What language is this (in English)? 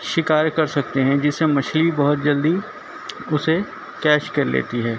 Urdu